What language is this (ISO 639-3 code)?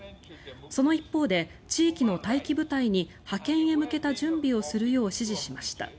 jpn